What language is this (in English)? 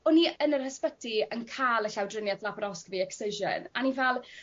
Welsh